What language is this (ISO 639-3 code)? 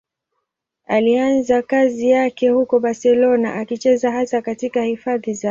swa